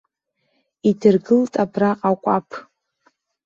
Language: Abkhazian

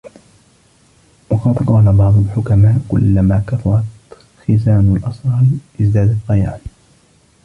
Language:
Arabic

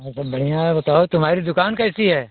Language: Hindi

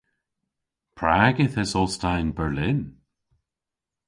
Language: Cornish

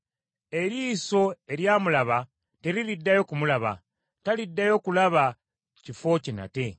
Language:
Ganda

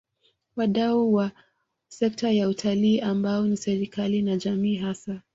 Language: Swahili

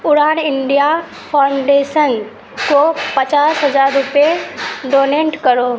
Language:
Urdu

